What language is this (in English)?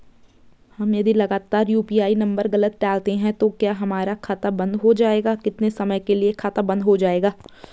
Hindi